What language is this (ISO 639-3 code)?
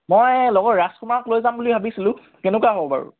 asm